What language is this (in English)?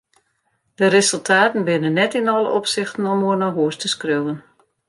Western Frisian